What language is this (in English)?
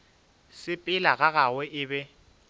Northern Sotho